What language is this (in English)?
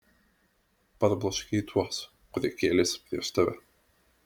Lithuanian